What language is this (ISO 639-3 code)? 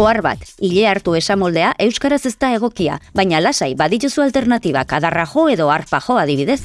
eus